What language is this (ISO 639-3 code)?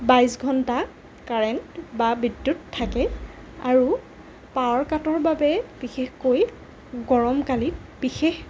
asm